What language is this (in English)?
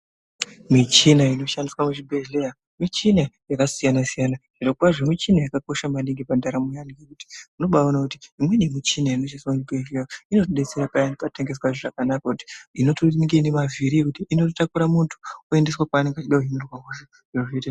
Ndau